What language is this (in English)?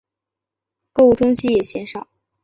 Chinese